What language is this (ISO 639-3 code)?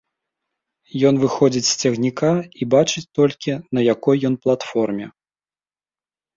bel